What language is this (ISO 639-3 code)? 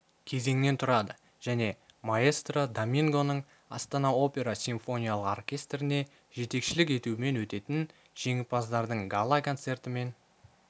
kaz